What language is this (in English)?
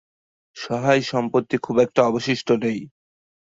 Bangla